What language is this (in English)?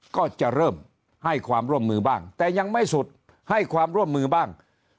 Thai